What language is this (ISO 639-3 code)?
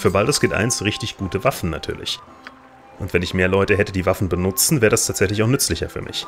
deu